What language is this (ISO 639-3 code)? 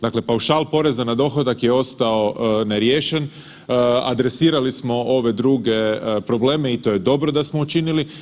hrv